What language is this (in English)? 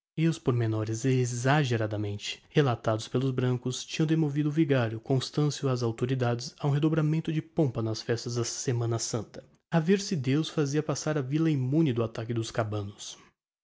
Portuguese